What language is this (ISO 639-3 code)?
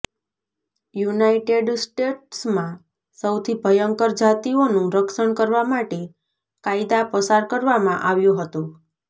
guj